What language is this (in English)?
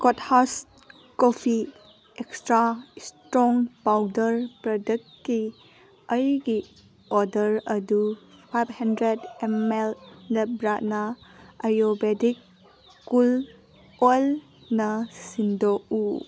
Manipuri